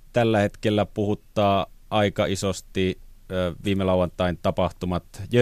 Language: Finnish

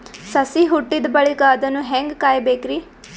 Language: Kannada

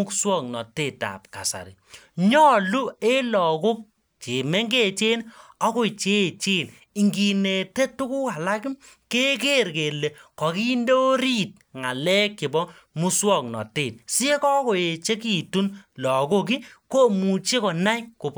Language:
Kalenjin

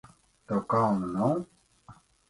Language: Latvian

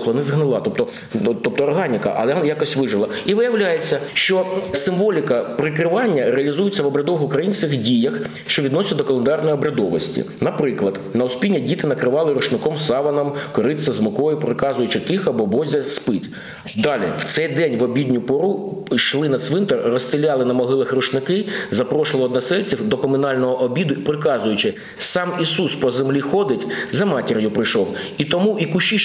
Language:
Ukrainian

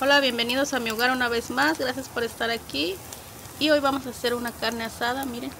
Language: Spanish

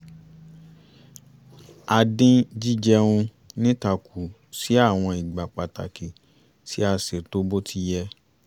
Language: Yoruba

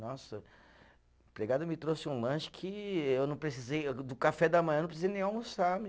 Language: Portuguese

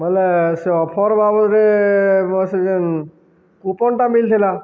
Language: Odia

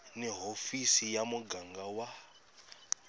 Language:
Tsonga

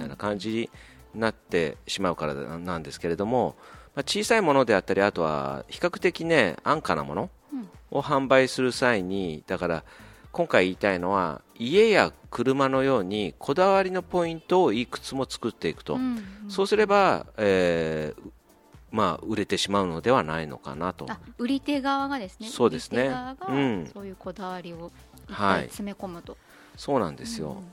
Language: Japanese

